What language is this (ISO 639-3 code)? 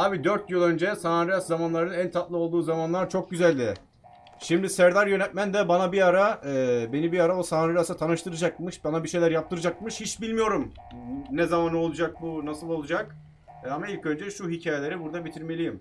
tur